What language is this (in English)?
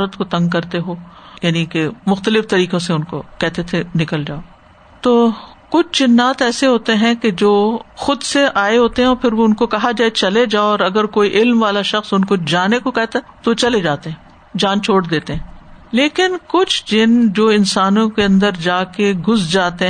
Urdu